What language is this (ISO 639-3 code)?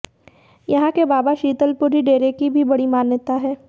hin